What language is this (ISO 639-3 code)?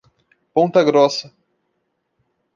por